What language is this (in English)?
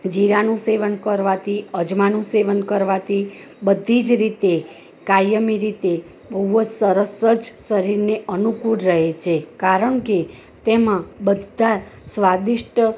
Gujarati